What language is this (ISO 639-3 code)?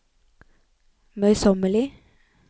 nor